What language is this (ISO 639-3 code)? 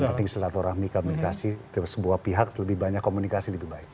ind